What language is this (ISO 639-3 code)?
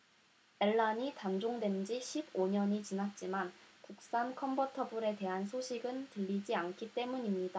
kor